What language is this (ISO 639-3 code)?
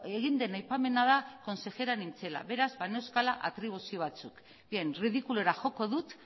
eus